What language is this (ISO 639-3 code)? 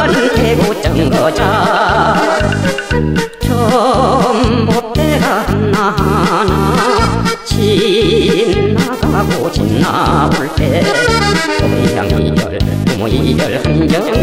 kor